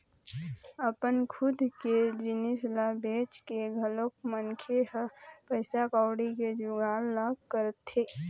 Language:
Chhattisgarhi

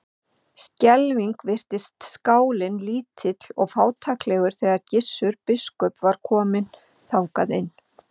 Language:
Icelandic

